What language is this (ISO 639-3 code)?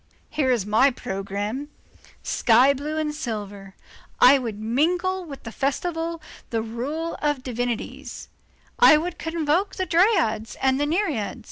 eng